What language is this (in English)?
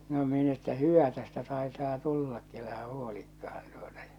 Finnish